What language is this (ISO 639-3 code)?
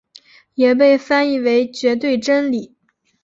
zho